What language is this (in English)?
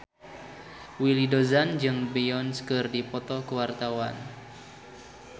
Sundanese